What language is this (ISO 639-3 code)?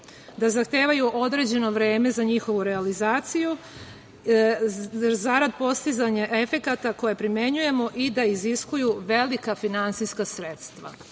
srp